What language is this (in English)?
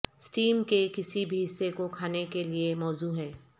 Urdu